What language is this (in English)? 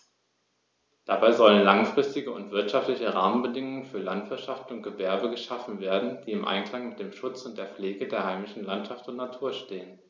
German